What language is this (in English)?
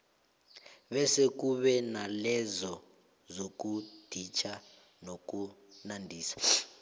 South Ndebele